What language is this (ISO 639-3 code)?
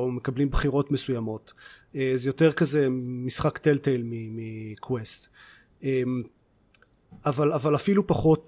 heb